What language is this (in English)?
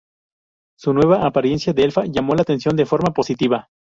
Spanish